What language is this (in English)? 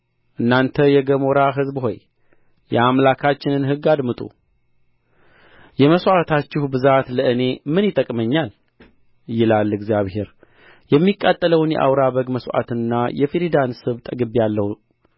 Amharic